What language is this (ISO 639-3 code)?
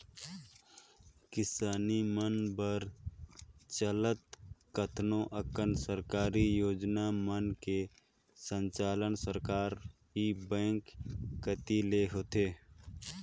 hne